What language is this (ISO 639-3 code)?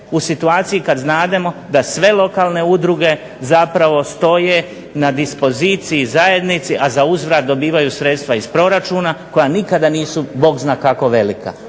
hrv